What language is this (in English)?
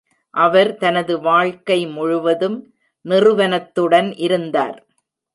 Tamil